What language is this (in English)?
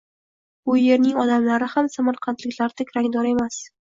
Uzbek